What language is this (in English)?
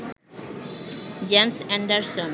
Bangla